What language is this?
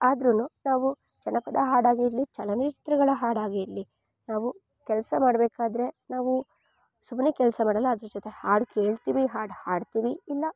Kannada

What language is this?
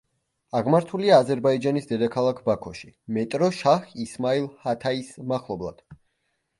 Georgian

